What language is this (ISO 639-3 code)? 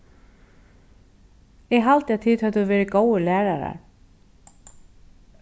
fao